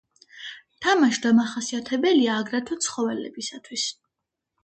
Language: Georgian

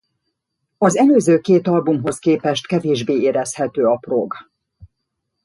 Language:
Hungarian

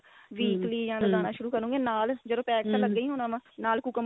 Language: Punjabi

